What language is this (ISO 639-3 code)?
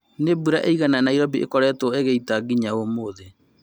kik